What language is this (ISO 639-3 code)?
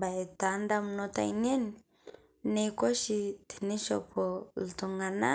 mas